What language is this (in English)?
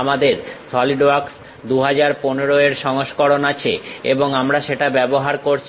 Bangla